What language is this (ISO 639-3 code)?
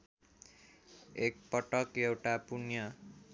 nep